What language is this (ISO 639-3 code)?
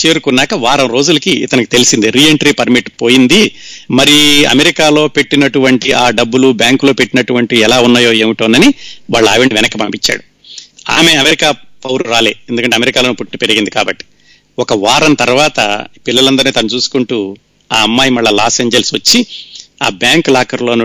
tel